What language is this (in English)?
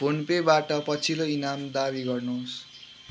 Nepali